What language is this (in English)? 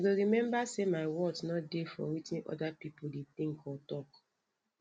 Nigerian Pidgin